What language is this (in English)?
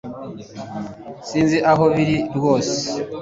Kinyarwanda